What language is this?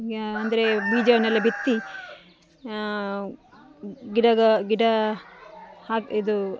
Kannada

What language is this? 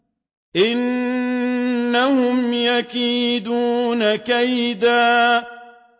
Arabic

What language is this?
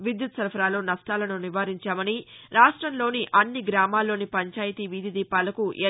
Telugu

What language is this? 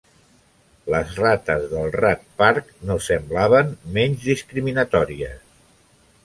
Catalan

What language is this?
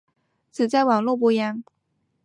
Chinese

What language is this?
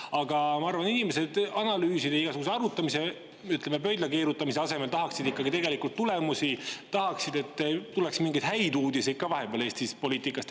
Estonian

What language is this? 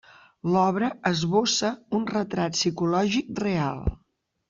Catalan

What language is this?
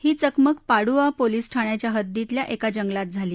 Marathi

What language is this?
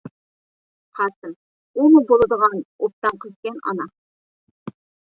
Uyghur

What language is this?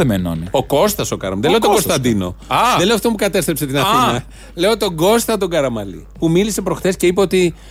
Greek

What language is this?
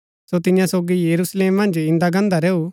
Gaddi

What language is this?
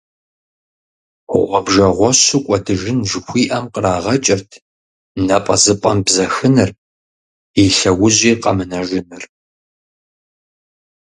Kabardian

